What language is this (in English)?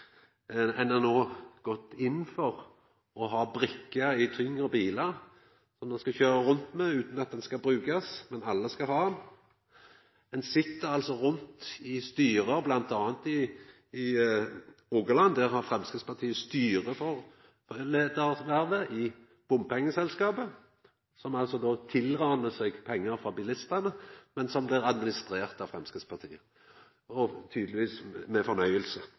Norwegian Nynorsk